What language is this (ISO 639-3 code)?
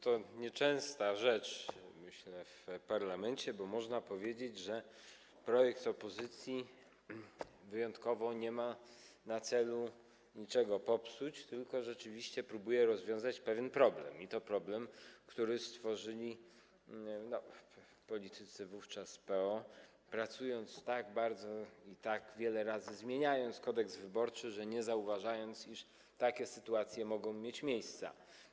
pol